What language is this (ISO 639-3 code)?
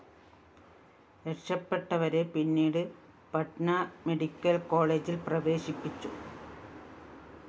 mal